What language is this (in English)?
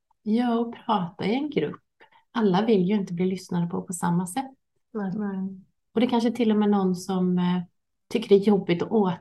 Swedish